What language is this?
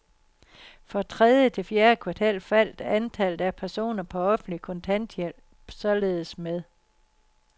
Danish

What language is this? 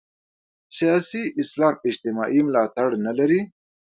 Pashto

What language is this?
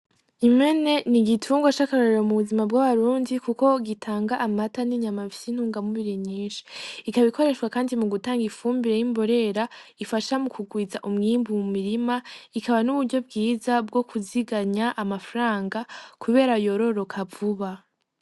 Rundi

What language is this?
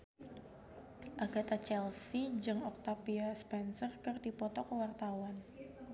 Sundanese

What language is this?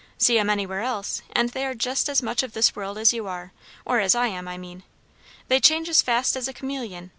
English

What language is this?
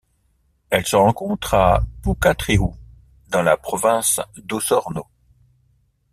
French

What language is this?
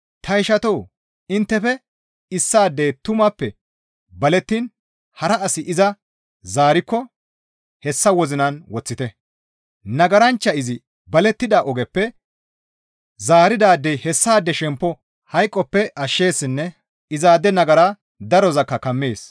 Gamo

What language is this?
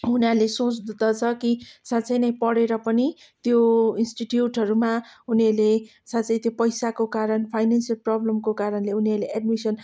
Nepali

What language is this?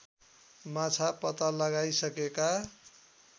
Nepali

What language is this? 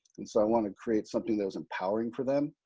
English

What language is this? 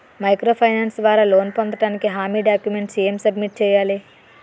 Telugu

